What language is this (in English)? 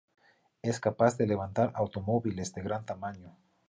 Spanish